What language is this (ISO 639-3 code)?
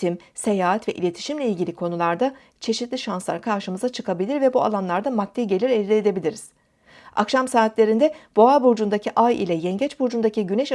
tur